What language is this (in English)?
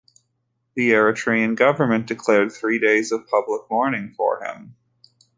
English